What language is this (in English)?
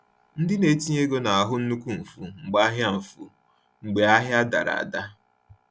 Igbo